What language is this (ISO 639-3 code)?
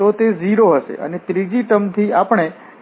guj